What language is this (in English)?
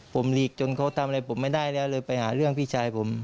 Thai